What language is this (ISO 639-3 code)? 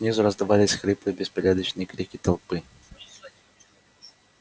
rus